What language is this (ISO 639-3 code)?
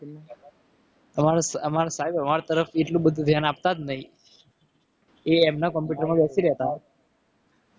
guj